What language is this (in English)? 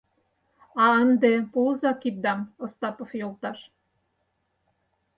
Mari